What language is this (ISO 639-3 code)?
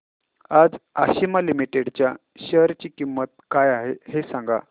mar